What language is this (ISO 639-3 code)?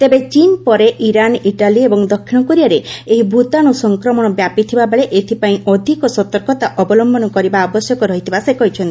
ori